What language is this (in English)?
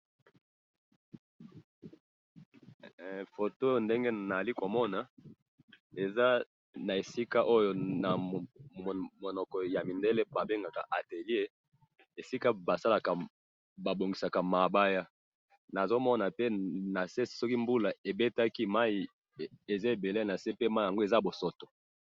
Lingala